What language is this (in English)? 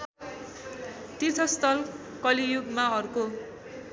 Nepali